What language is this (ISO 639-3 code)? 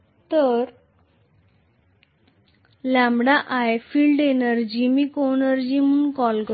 mar